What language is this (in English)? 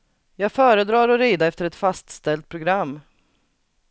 Swedish